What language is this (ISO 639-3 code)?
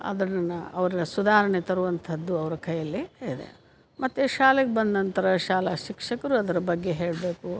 kan